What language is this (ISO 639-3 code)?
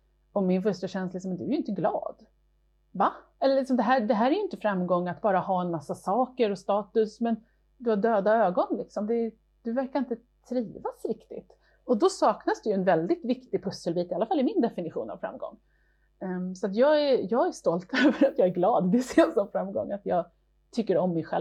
swe